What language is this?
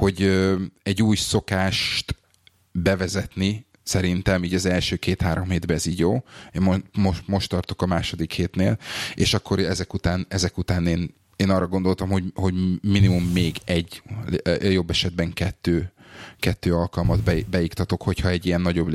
Hungarian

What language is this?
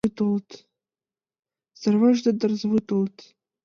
Mari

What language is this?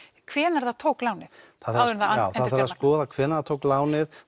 Icelandic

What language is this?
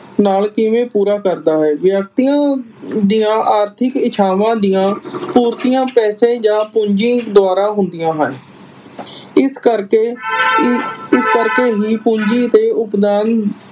Punjabi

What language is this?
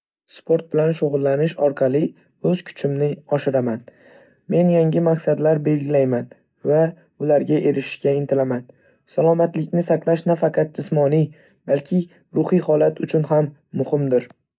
Uzbek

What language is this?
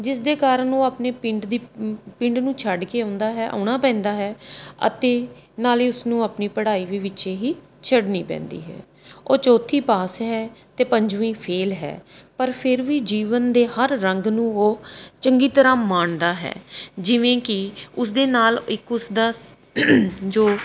Punjabi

